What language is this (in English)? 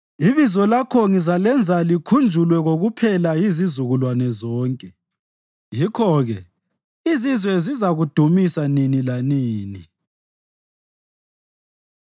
North Ndebele